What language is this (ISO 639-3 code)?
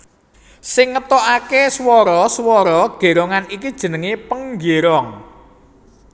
jav